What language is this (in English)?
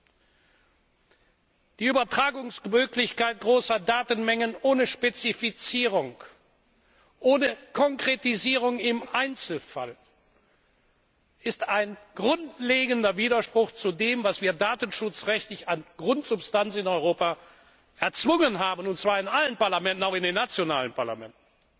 German